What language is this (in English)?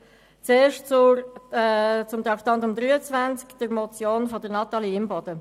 Swiss German